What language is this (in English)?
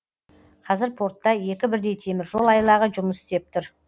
Kazakh